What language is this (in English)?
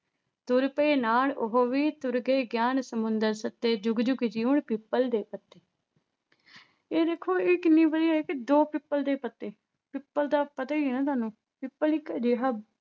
Punjabi